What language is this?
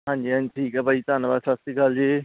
Punjabi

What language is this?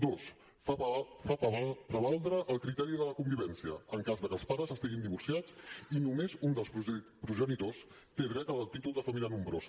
Catalan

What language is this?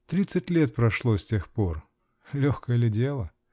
Russian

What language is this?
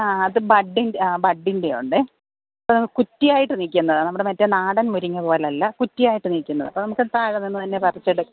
Malayalam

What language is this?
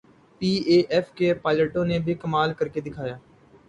Urdu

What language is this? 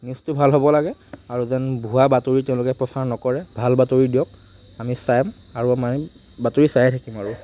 Assamese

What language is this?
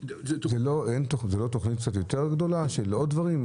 Hebrew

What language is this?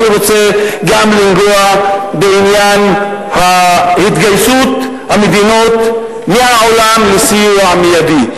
Hebrew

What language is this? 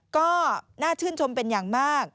Thai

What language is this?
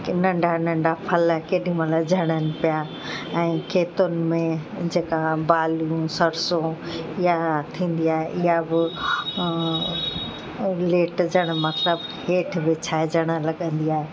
Sindhi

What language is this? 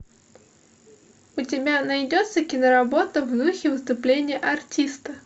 Russian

